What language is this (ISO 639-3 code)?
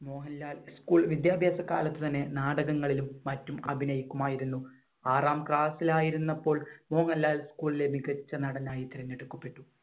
mal